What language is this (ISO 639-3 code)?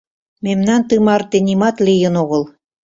chm